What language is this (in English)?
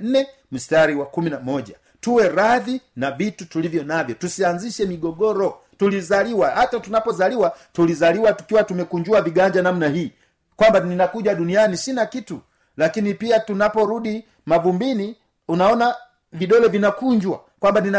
Swahili